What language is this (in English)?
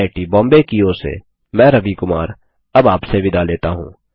Hindi